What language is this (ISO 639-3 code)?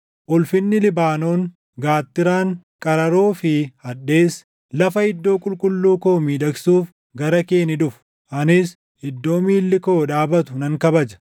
orm